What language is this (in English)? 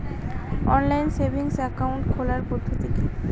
Bangla